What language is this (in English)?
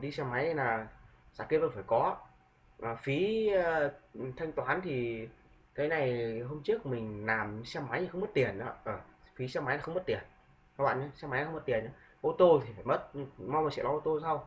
Vietnamese